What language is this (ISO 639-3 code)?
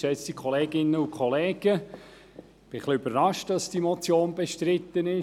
gsw